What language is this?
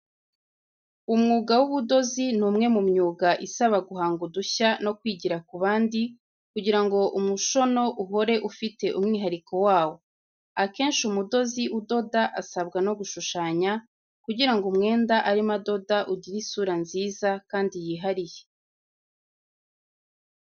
Kinyarwanda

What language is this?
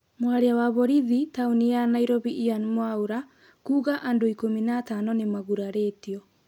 Kikuyu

